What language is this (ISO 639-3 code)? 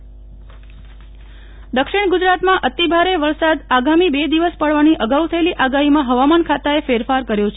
guj